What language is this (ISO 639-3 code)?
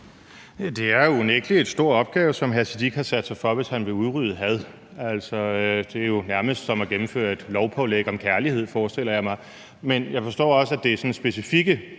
dan